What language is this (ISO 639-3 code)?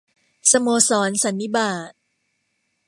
tha